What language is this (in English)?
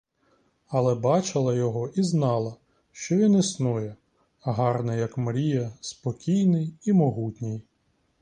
Ukrainian